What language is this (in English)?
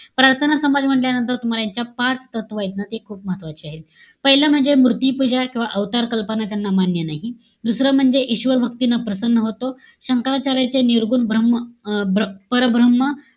Marathi